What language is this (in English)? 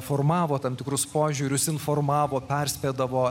Lithuanian